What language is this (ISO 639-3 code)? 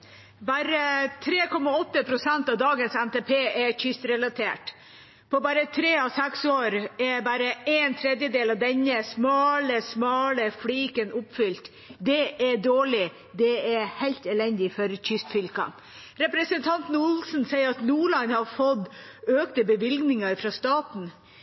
nor